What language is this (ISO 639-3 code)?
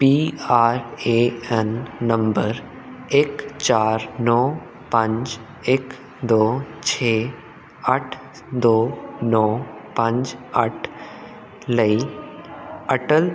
pan